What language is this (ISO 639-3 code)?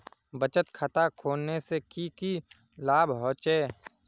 mag